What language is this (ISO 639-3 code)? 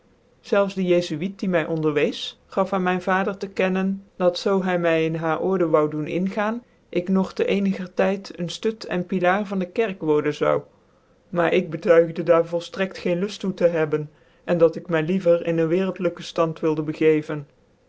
nld